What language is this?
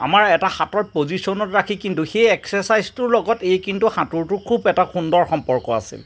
Assamese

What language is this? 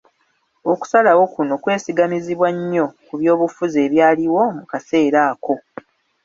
Ganda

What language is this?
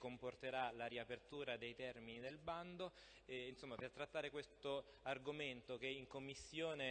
Italian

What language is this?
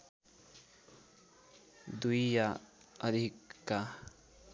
Nepali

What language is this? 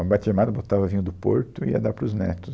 Portuguese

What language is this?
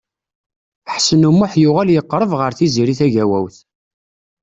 Kabyle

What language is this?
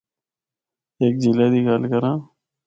Northern Hindko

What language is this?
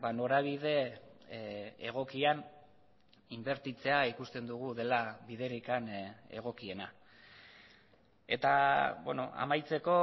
Basque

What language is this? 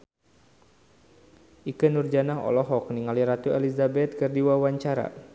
Sundanese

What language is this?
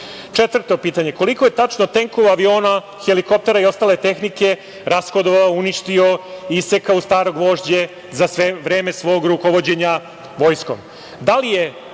Serbian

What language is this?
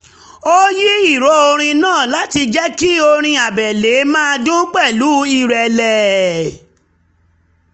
Yoruba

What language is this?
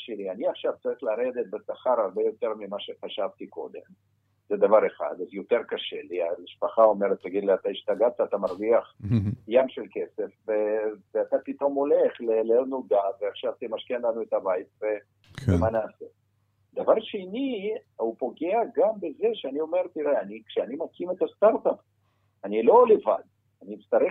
Hebrew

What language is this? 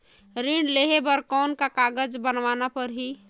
Chhattisgarhi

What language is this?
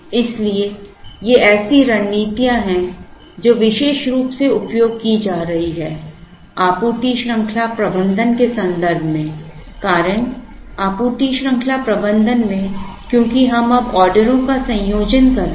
Hindi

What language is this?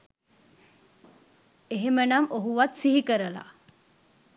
Sinhala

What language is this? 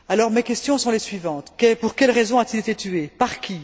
French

